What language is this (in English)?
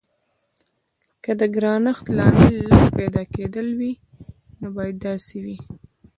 Pashto